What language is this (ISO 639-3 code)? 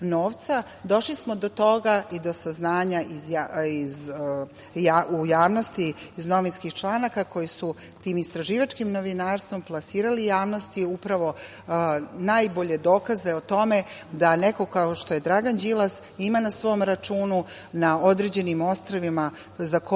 srp